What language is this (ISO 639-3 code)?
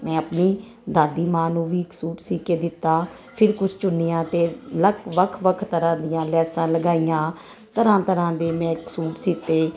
pan